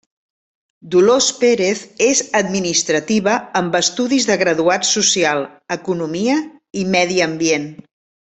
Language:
Catalan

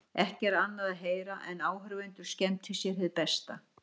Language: Icelandic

